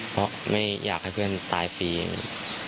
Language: Thai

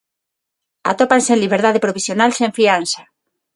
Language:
Galician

